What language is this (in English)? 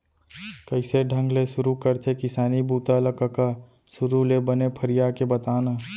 Chhattisgarhi